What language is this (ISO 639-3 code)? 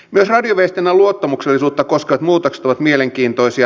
fin